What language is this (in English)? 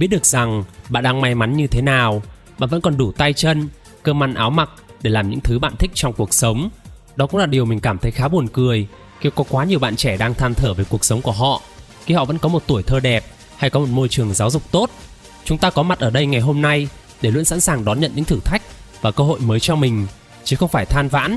Vietnamese